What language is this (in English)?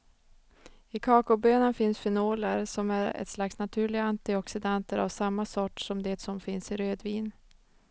Swedish